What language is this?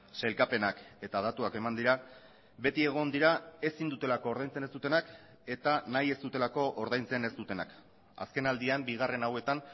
Basque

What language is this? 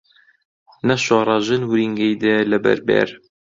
Central Kurdish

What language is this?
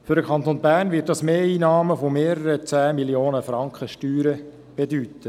Swiss German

